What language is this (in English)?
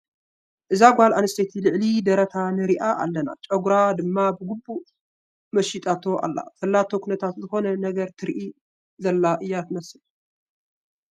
Tigrinya